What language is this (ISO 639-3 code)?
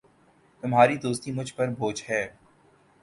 urd